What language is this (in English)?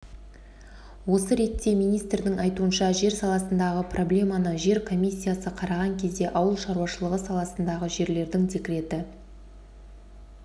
Kazakh